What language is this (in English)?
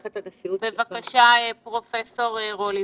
Hebrew